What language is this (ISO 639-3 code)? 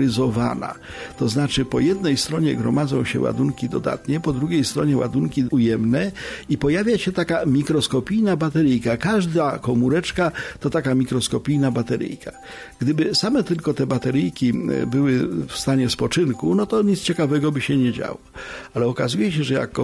pol